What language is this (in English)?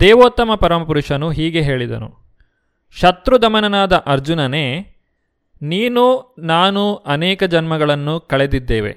Kannada